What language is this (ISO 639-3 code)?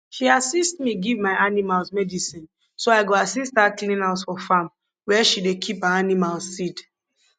pcm